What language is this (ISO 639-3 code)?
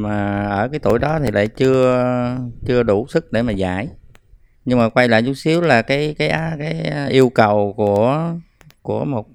vie